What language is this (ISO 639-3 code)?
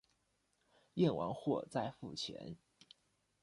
zho